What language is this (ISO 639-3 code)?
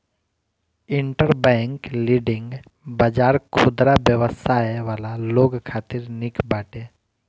bho